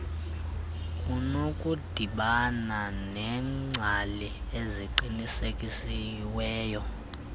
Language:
Xhosa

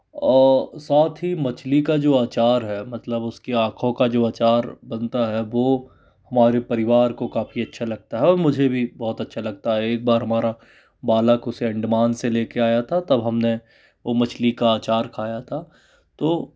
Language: Hindi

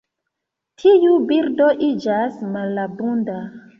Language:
Esperanto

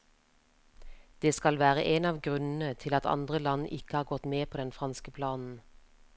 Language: Norwegian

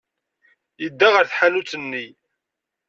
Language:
Kabyle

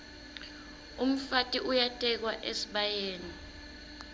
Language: Swati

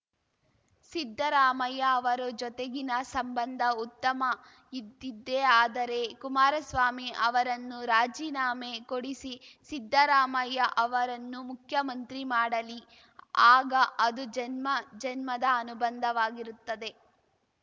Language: Kannada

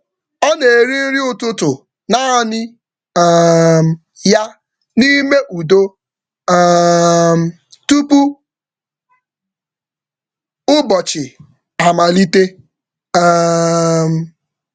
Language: Igbo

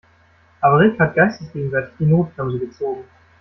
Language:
German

